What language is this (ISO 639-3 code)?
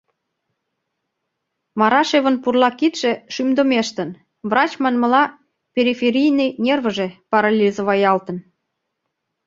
chm